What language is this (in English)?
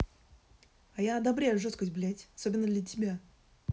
Russian